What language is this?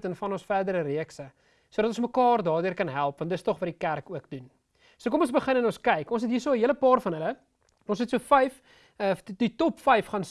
Dutch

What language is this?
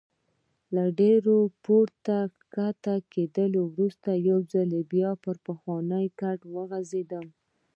Pashto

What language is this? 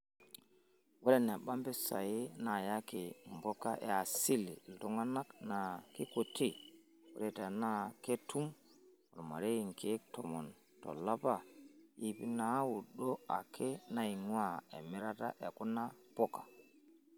Masai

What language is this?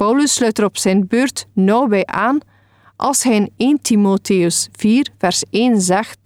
Dutch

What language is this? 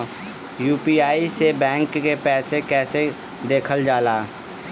Bhojpuri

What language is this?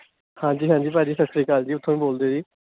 Punjabi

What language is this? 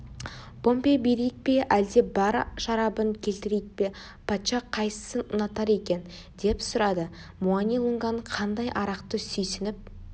Kazakh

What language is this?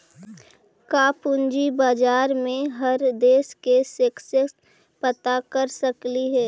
Magahi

